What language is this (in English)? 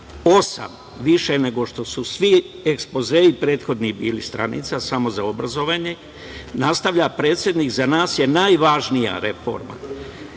Serbian